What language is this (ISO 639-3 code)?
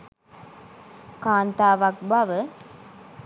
sin